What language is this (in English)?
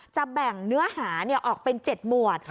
Thai